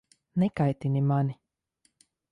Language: Latvian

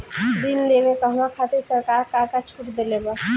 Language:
Bhojpuri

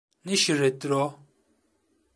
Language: Turkish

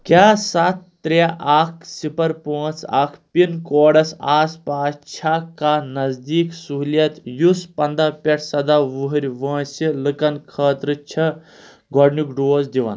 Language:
Kashmiri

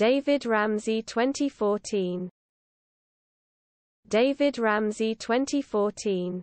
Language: English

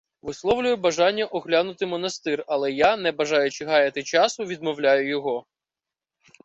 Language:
Ukrainian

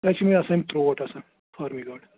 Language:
Kashmiri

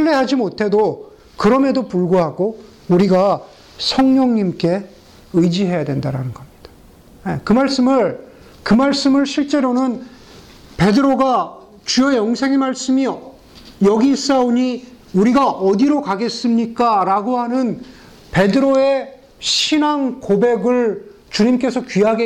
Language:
Korean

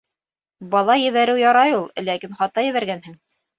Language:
Bashkir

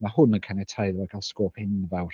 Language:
Welsh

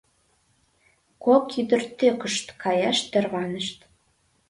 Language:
Mari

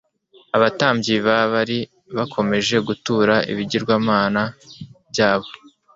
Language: Kinyarwanda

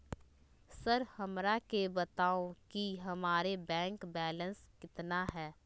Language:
Magahi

